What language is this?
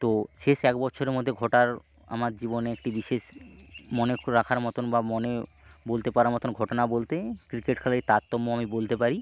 Bangla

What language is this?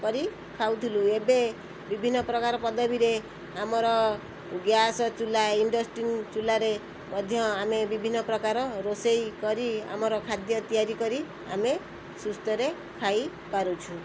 Odia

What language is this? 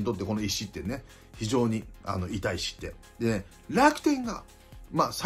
Japanese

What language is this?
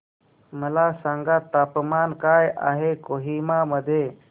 Marathi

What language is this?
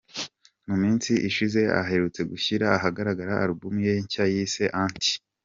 Kinyarwanda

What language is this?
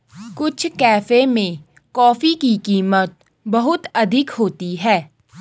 Hindi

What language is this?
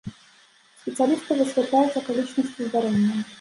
Belarusian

